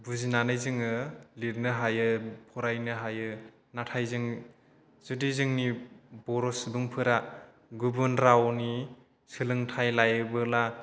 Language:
Bodo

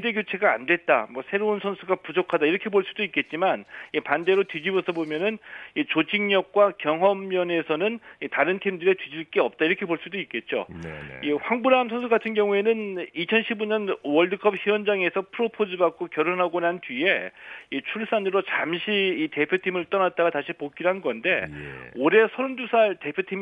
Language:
Korean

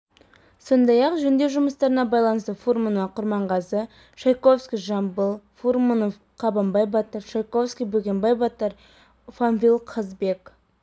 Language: Kazakh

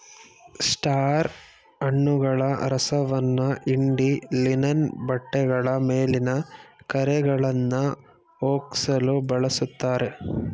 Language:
Kannada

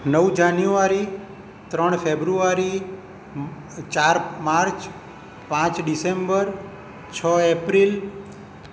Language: Gujarati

